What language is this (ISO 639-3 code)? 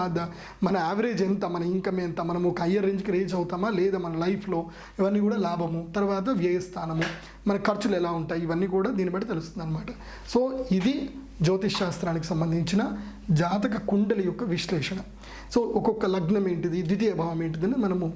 tel